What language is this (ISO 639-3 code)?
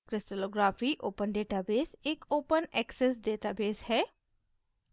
hin